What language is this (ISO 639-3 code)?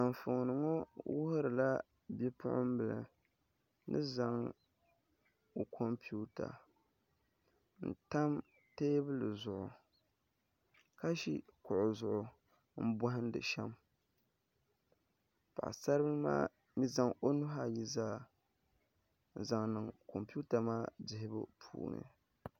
dag